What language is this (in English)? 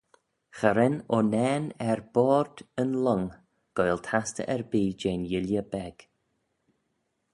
Manx